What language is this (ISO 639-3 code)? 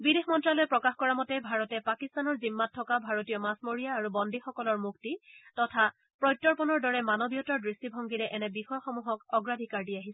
asm